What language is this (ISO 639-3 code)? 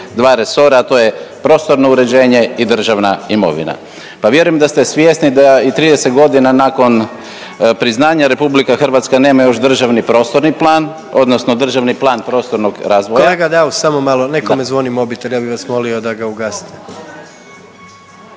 hrv